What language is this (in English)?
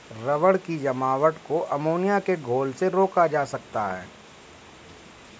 Hindi